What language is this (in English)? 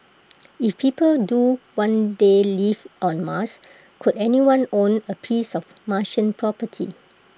English